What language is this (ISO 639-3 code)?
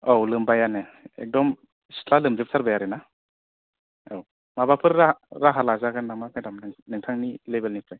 brx